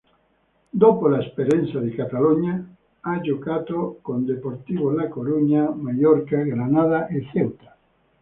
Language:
Italian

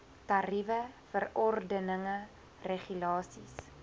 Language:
Afrikaans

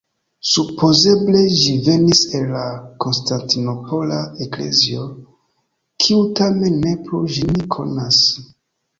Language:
Esperanto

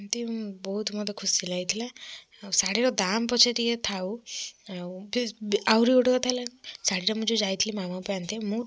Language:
Odia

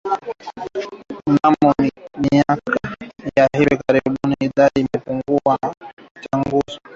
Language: Swahili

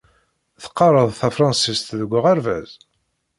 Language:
Kabyle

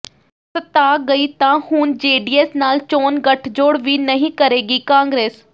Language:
Punjabi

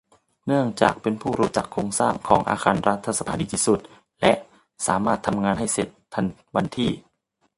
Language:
Thai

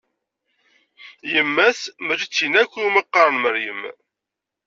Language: Kabyle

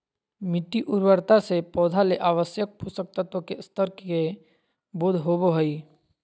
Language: Magahi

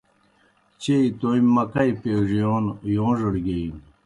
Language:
Kohistani Shina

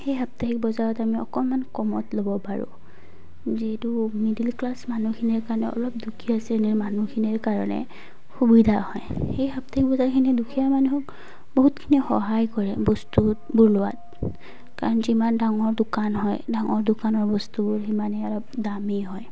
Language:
Assamese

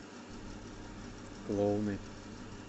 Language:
Russian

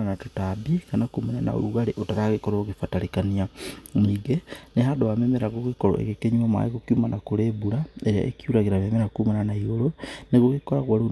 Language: Kikuyu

